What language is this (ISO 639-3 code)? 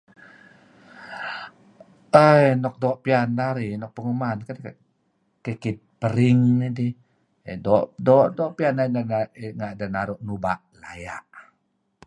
kzi